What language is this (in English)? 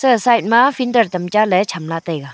Wancho Naga